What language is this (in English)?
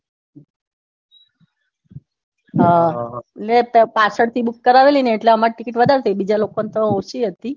Gujarati